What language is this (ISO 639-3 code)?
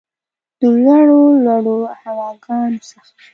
pus